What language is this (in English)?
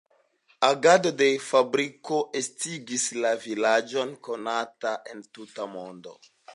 Esperanto